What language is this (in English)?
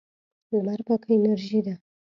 Pashto